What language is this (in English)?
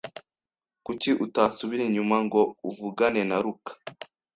Kinyarwanda